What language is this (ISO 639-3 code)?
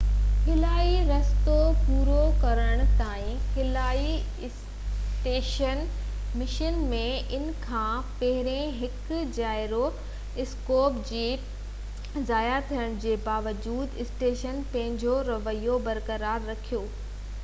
snd